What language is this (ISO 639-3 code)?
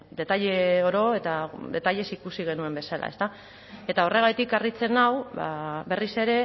eus